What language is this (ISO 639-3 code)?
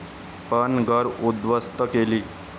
mar